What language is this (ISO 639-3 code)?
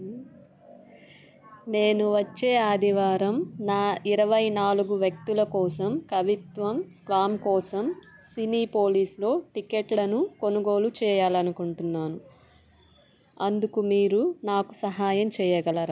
tel